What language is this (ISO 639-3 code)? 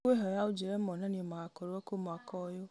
kik